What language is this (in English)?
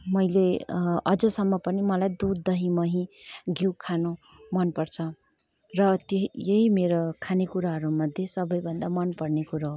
Nepali